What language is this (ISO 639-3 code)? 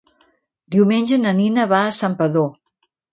cat